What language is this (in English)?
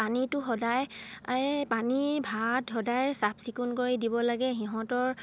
Assamese